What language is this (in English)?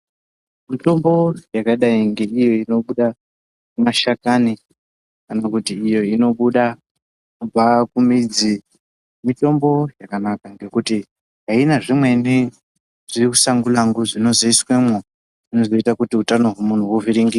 Ndau